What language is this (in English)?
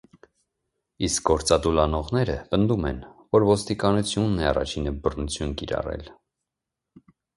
Armenian